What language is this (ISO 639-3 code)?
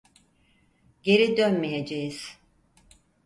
tur